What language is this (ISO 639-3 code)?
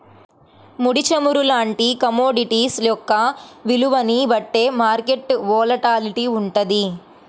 tel